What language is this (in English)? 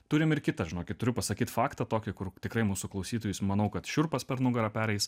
Lithuanian